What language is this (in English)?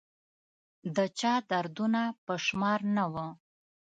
Pashto